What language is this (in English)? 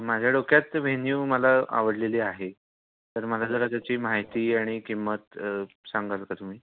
Marathi